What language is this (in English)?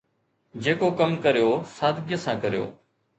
Sindhi